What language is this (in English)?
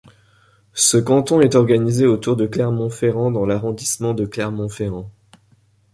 French